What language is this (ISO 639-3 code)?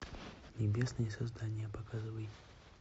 rus